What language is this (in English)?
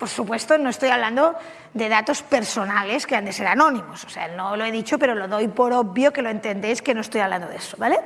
Spanish